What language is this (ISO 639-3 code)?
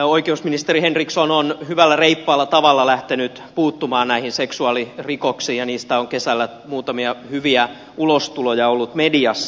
fin